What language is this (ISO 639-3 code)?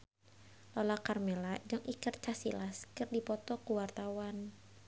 sun